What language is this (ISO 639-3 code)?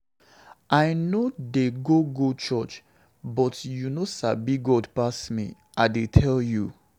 pcm